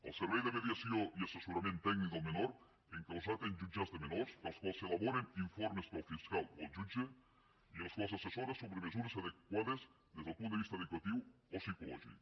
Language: Catalan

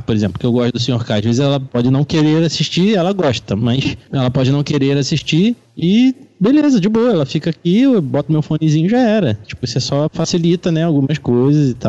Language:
Portuguese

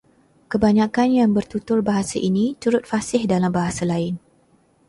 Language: Malay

